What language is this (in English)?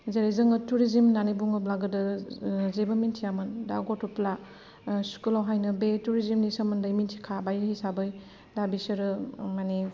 Bodo